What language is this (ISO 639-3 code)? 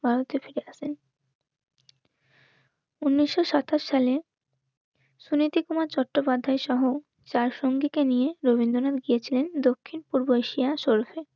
ben